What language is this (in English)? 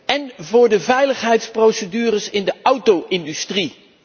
Dutch